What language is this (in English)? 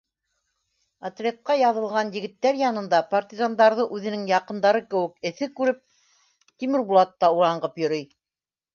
Bashkir